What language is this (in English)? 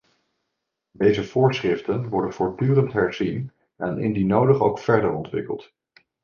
Dutch